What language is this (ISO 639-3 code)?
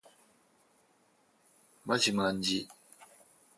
jpn